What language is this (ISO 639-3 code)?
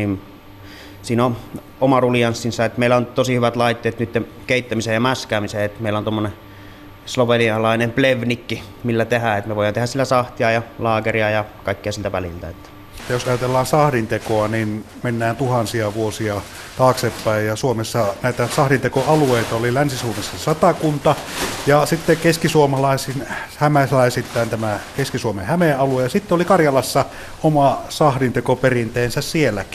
fin